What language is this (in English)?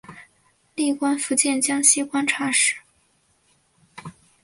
Chinese